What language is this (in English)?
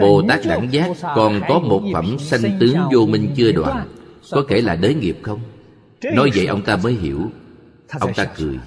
Vietnamese